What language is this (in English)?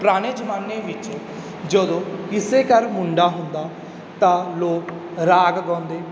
Punjabi